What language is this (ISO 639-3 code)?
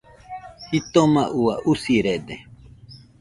hux